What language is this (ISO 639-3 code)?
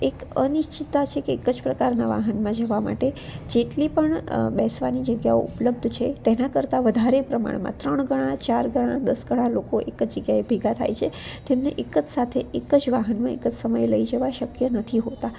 guj